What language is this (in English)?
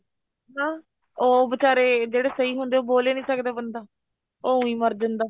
Punjabi